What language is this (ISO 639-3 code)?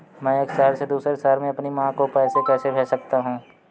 hin